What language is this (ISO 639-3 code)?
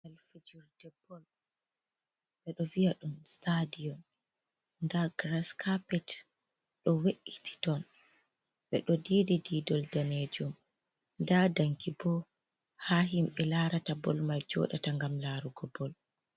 ful